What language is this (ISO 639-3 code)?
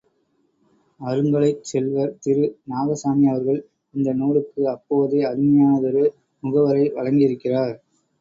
tam